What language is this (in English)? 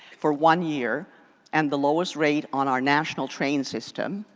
English